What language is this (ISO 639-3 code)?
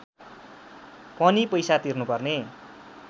nep